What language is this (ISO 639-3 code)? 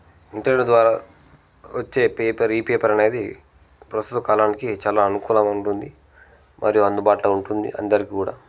tel